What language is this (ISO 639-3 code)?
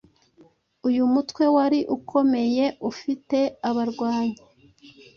kin